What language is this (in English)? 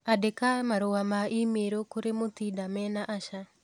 Kikuyu